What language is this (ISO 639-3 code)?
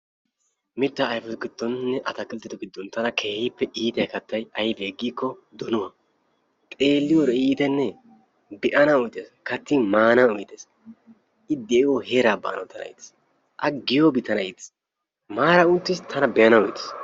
wal